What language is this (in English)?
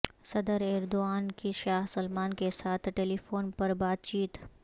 Urdu